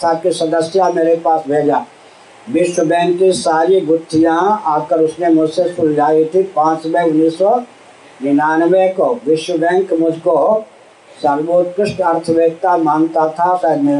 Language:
Hindi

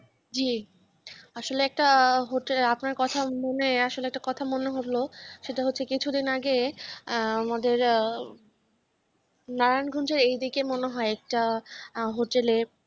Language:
Bangla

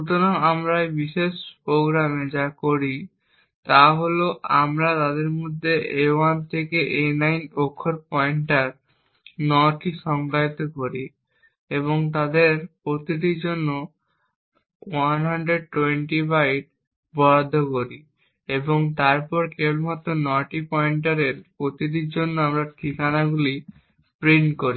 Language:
Bangla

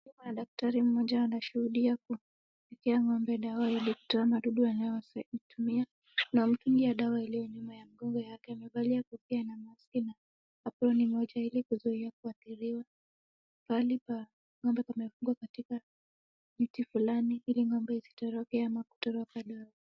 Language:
Swahili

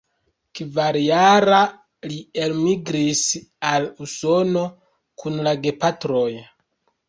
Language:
Esperanto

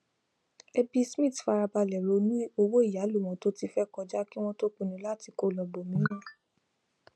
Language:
Yoruba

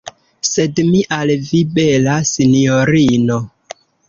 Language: Esperanto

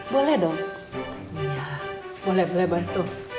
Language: Indonesian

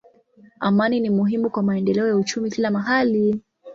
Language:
Swahili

